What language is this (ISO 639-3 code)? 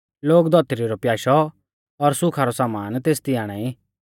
bfz